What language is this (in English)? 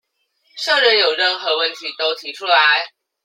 Chinese